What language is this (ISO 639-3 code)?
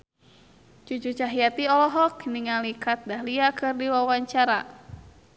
sun